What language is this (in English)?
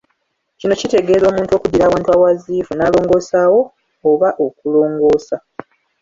Ganda